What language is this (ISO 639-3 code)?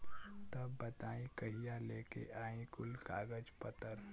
bho